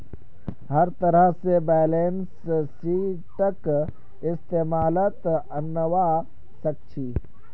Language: Magahi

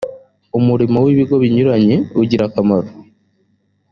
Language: Kinyarwanda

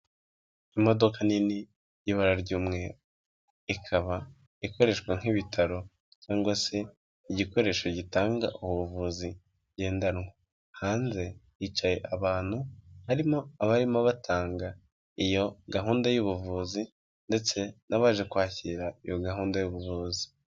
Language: Kinyarwanda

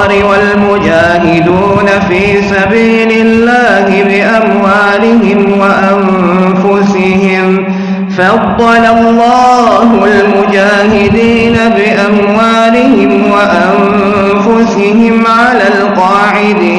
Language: Arabic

